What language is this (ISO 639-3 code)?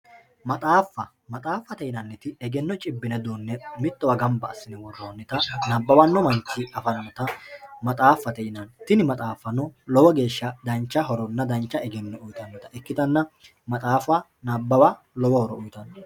sid